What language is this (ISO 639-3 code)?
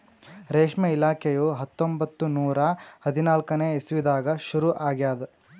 kan